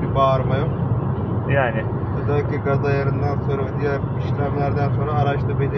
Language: Turkish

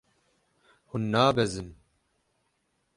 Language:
Kurdish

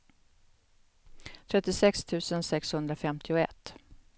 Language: Swedish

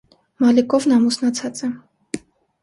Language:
Armenian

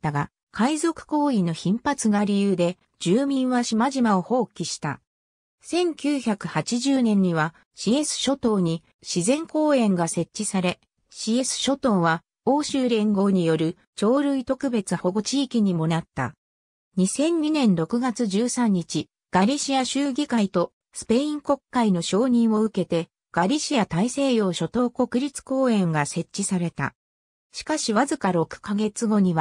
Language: Japanese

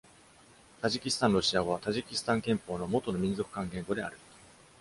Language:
Japanese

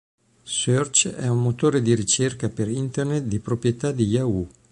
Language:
Italian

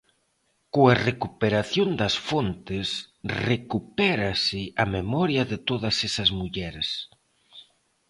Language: Galician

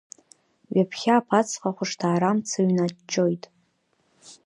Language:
Abkhazian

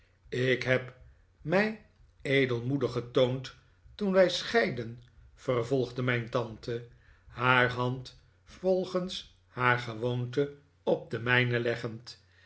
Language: Dutch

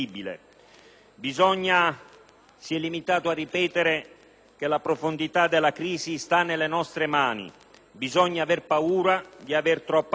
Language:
Italian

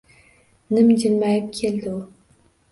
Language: Uzbek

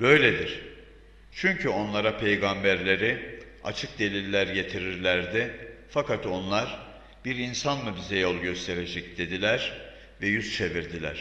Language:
Turkish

